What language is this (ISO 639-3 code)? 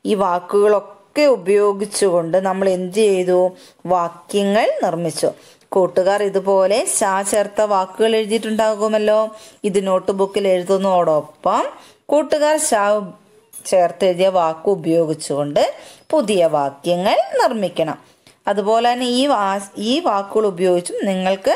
ron